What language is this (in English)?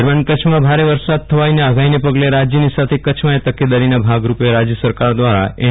Gujarati